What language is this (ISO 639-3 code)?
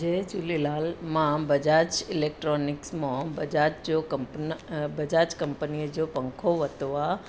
snd